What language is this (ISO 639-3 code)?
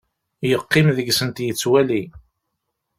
kab